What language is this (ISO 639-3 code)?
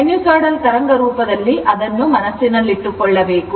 kan